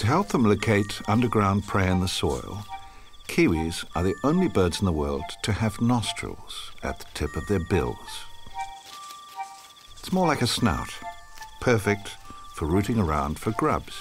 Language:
English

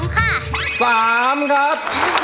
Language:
Thai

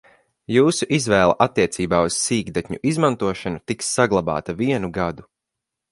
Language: Latvian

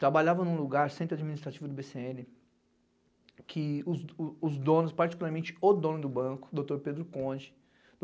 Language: Portuguese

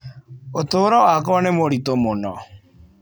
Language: Kikuyu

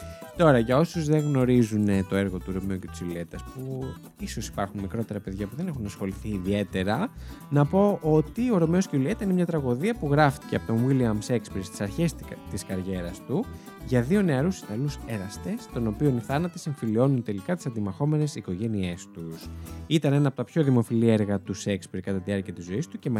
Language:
Greek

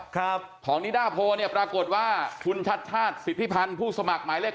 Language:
Thai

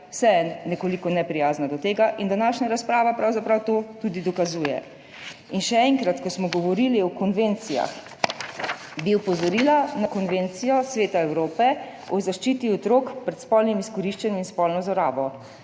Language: Slovenian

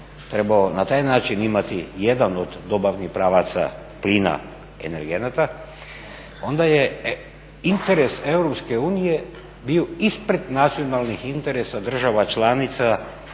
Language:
Croatian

